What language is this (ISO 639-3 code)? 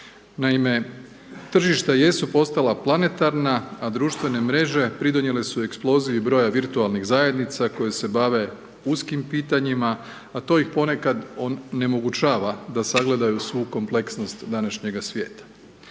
hrv